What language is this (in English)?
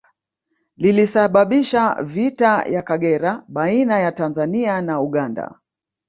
Swahili